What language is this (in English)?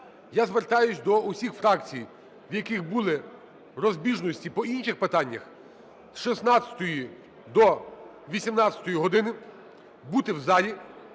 Ukrainian